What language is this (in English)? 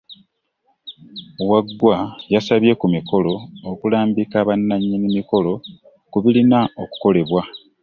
Ganda